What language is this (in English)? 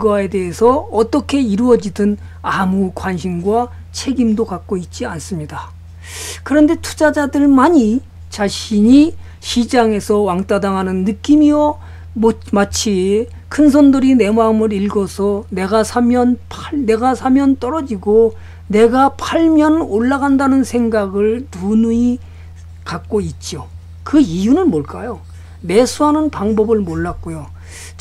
Korean